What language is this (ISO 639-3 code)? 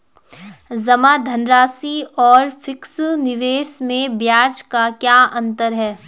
hin